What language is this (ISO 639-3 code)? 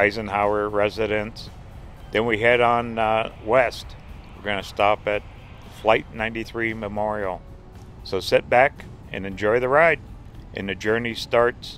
eng